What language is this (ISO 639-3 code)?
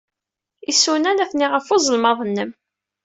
kab